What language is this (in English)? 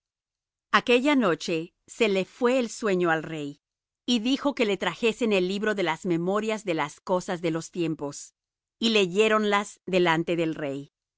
Spanish